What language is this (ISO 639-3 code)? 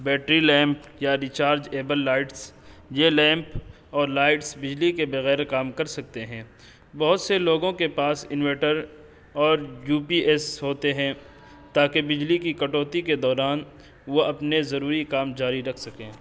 urd